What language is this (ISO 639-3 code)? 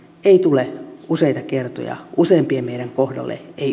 fin